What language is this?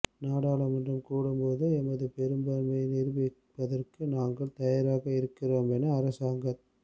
Tamil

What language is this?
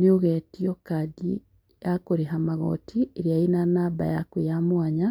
Kikuyu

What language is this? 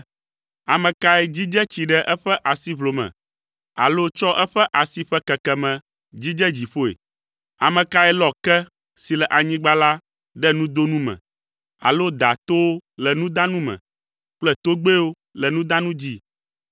Ewe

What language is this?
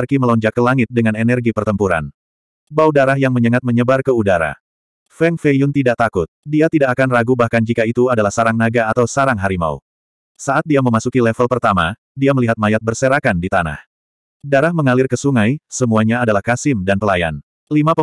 Indonesian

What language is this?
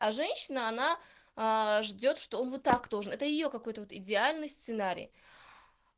Russian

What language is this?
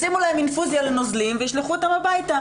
Hebrew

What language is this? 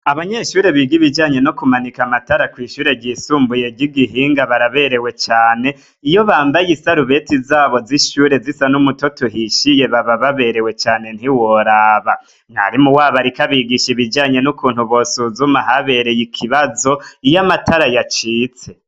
Rundi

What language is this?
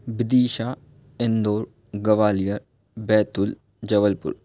Hindi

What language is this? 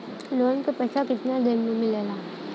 Bhojpuri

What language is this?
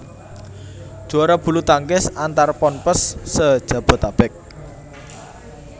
Javanese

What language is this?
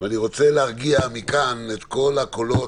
Hebrew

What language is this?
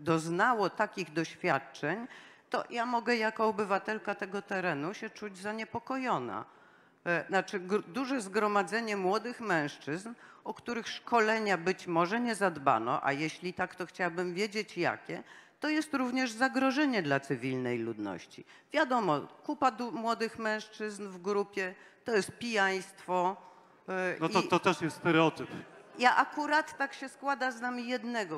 Polish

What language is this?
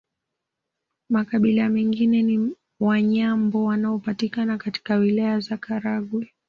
Swahili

